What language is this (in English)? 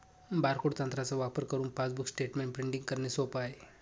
Marathi